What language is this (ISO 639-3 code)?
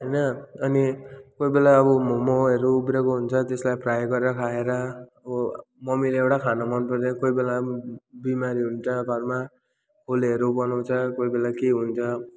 nep